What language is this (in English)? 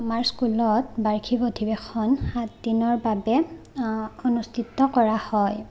Assamese